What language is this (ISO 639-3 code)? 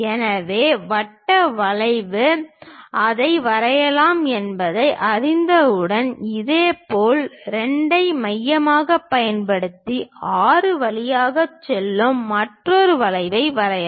tam